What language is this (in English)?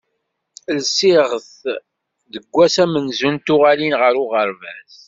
Kabyle